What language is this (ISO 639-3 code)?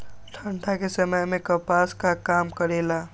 mag